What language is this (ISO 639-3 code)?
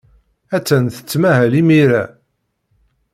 kab